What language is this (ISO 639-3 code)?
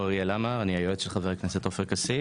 heb